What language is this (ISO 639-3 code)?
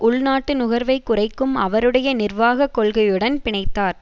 tam